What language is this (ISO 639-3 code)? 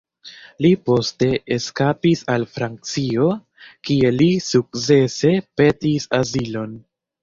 epo